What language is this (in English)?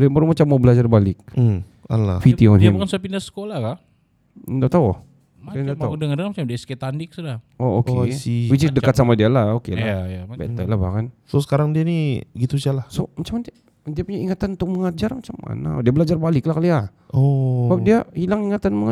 Malay